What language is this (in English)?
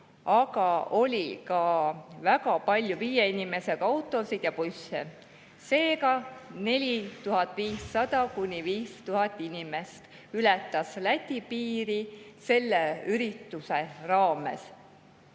Estonian